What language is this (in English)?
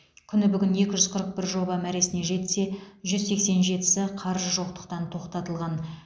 Kazakh